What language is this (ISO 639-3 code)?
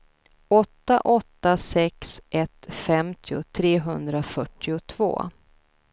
swe